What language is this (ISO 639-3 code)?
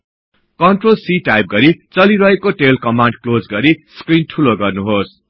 nep